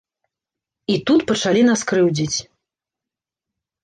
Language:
Belarusian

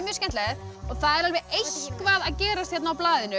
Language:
Icelandic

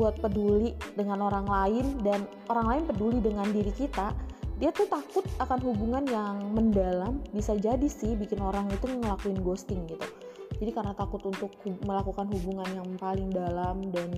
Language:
Indonesian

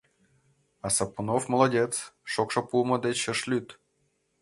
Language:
Mari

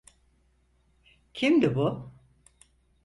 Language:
Turkish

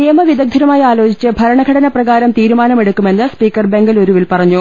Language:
Malayalam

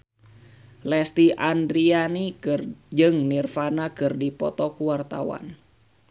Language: Sundanese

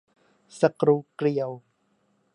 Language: Thai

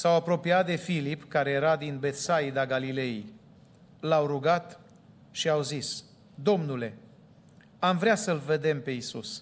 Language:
Romanian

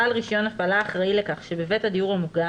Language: Hebrew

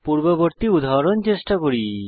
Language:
Bangla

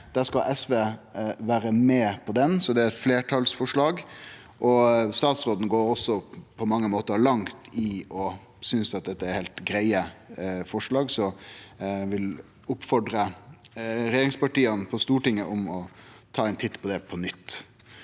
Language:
Norwegian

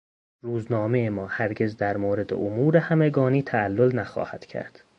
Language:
Persian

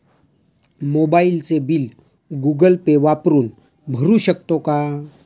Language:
Marathi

